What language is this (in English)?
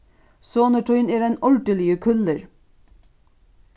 Faroese